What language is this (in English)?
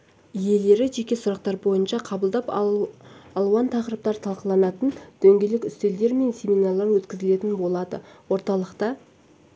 Kazakh